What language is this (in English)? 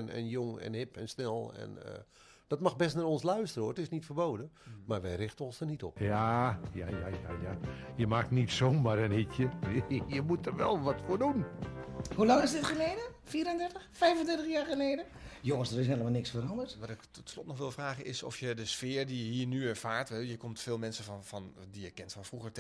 Dutch